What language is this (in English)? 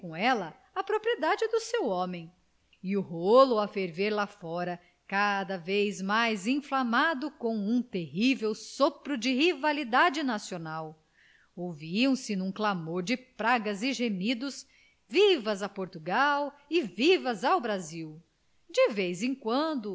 Portuguese